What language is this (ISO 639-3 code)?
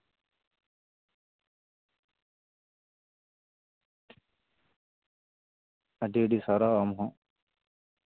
sat